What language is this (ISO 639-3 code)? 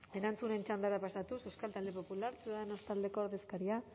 eus